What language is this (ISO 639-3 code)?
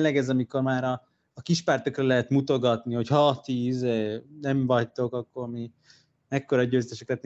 hun